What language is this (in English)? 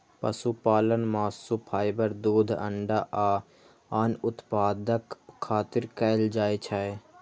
Maithili